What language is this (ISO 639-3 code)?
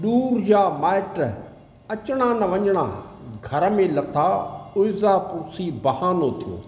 snd